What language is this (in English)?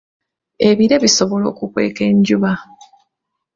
Ganda